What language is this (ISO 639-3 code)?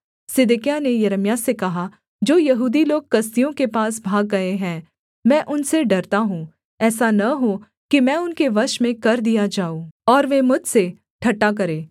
hin